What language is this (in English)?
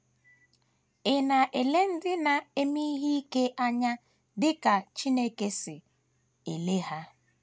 Igbo